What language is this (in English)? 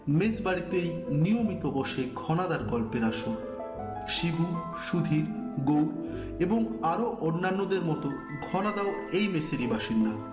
Bangla